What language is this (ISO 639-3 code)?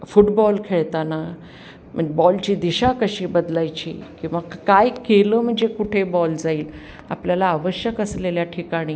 mar